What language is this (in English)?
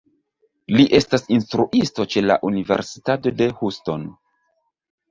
Esperanto